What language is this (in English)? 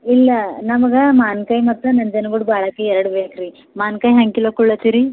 Kannada